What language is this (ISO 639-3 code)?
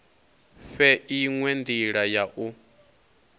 ven